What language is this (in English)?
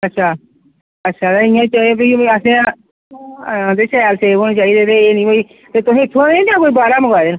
Dogri